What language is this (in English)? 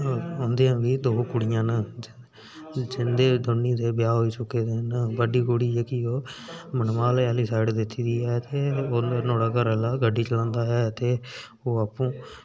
Dogri